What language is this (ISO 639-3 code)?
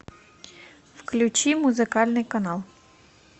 rus